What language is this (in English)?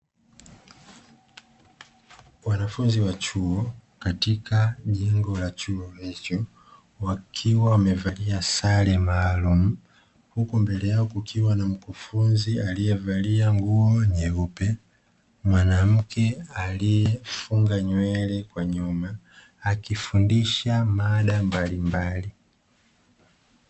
Swahili